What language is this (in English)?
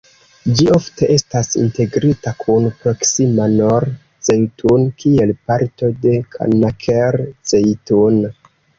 Esperanto